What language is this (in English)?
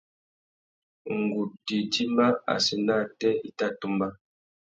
Tuki